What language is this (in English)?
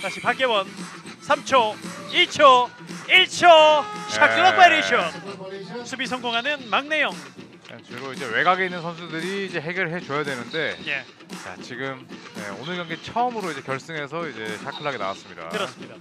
Korean